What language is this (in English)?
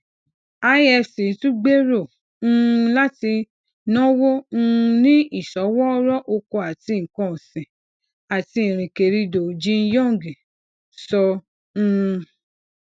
Yoruba